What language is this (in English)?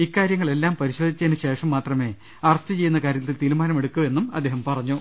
Malayalam